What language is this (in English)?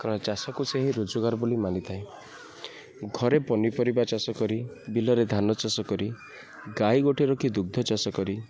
Odia